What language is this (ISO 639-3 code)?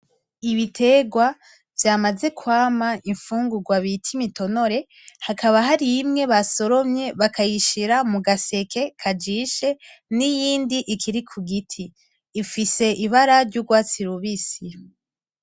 run